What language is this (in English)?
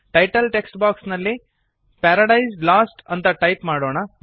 Kannada